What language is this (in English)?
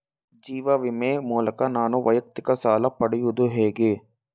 Kannada